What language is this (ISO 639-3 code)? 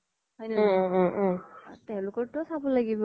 asm